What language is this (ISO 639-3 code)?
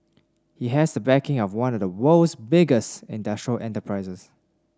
eng